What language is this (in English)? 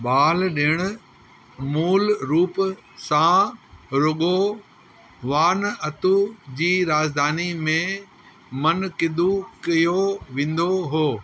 Sindhi